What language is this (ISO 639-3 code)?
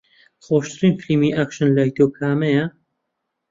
ckb